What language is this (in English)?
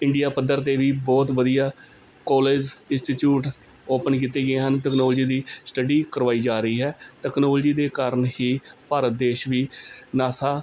Punjabi